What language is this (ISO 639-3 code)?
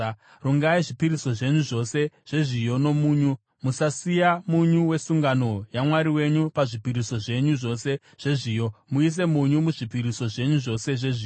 sna